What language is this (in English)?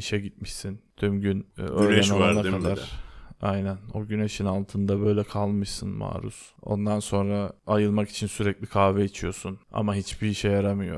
Turkish